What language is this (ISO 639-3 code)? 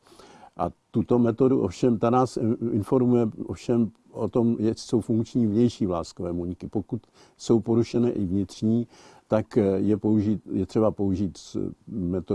ces